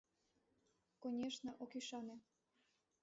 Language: Mari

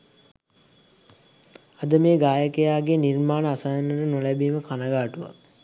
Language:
Sinhala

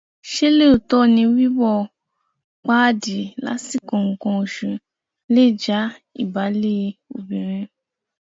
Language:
Yoruba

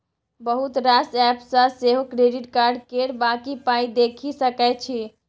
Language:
Maithili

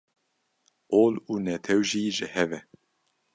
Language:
Kurdish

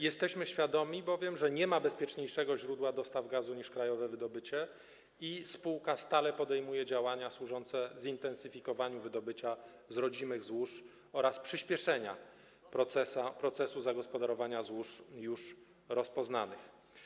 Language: Polish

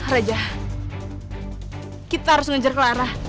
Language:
Indonesian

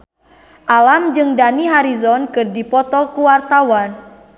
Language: Sundanese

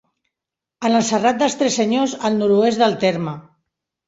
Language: Catalan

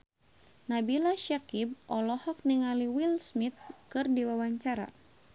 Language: Sundanese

